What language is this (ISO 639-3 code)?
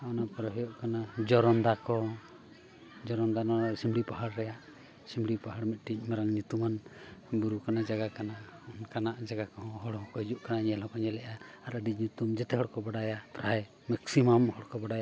sat